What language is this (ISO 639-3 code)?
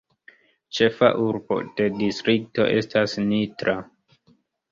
epo